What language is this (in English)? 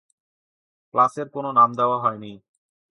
Bangla